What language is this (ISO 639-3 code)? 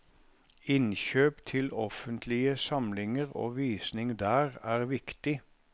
nor